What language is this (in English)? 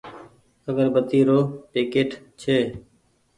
Goaria